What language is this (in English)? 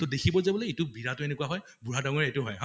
Assamese